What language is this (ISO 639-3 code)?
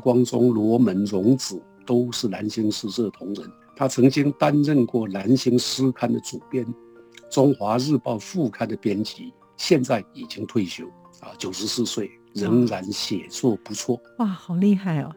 zho